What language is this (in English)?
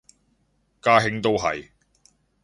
Cantonese